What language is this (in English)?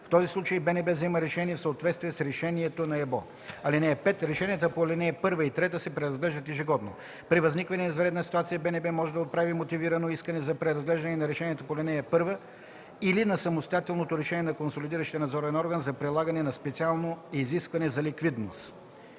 Bulgarian